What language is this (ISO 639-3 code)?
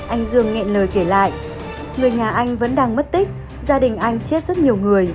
vie